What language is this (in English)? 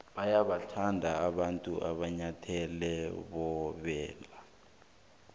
South Ndebele